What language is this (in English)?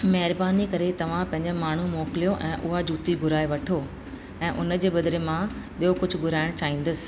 Sindhi